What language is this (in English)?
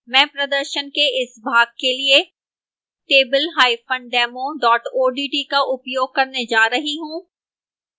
Hindi